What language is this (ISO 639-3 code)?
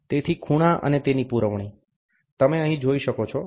guj